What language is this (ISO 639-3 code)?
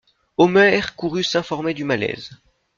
fra